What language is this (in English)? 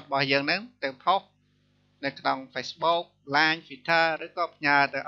Thai